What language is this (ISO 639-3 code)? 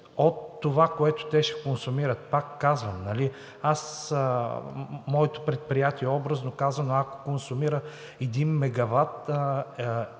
bul